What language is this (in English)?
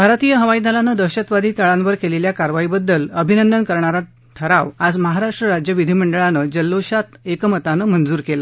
Marathi